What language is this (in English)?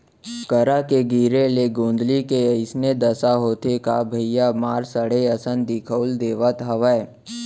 Chhattisgarhi